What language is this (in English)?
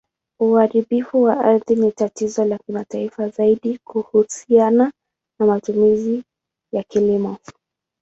Swahili